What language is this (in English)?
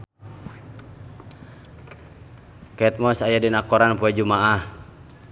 Sundanese